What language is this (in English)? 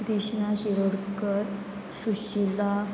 Konkani